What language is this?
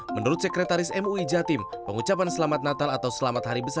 Indonesian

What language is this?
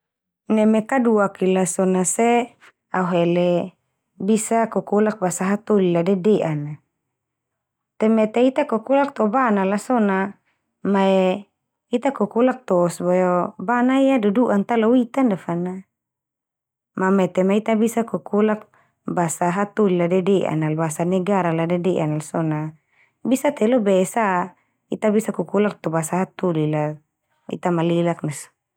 Termanu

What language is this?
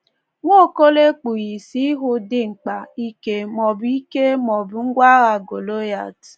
Igbo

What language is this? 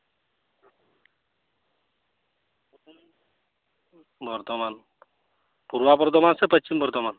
Santali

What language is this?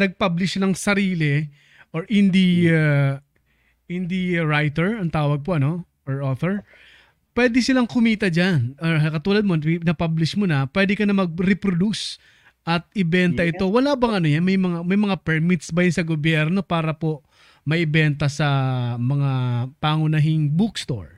Filipino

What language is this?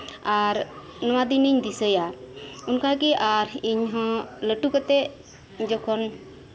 Santali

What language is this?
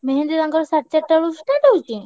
Odia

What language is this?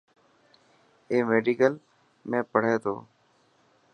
Dhatki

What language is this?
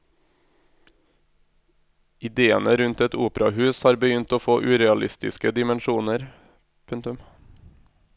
Norwegian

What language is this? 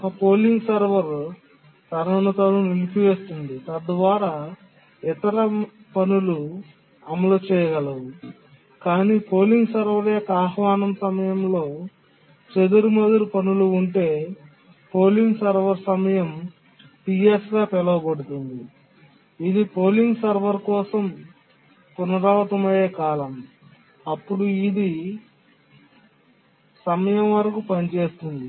Telugu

